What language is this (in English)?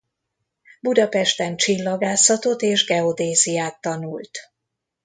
Hungarian